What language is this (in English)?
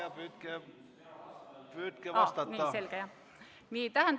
Estonian